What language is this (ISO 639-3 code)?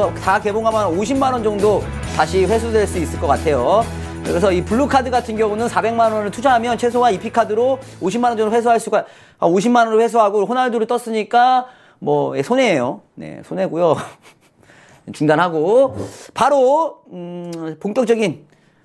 kor